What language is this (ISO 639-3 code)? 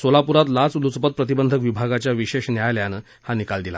mar